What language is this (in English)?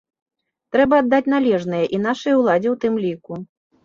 Belarusian